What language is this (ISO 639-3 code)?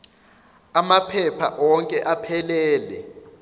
zul